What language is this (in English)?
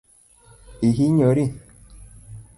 Luo (Kenya and Tanzania)